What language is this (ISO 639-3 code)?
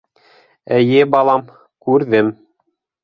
bak